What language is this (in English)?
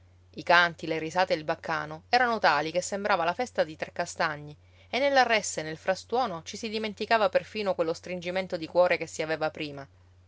Italian